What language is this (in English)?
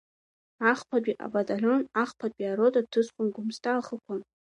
Abkhazian